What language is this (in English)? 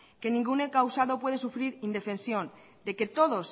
Spanish